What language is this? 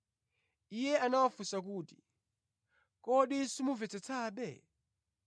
Nyanja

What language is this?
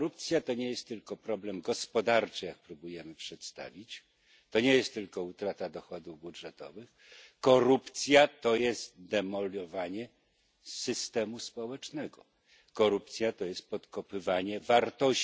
Polish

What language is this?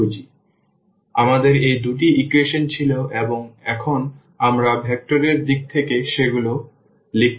Bangla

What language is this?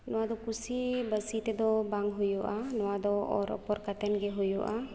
Santali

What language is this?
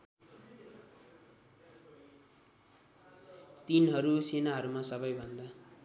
Nepali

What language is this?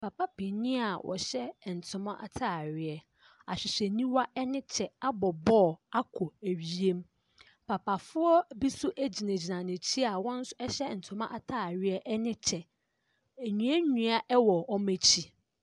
Akan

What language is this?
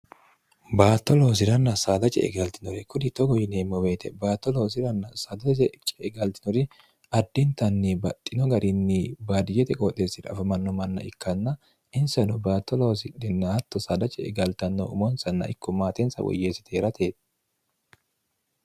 Sidamo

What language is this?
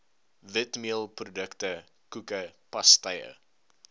Afrikaans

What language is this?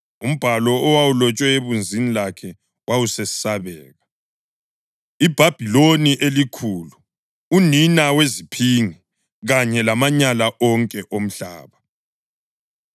North Ndebele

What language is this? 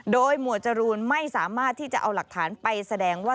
Thai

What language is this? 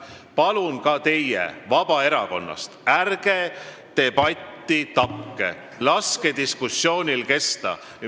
Estonian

